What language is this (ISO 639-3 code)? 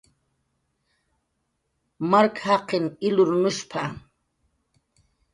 jqr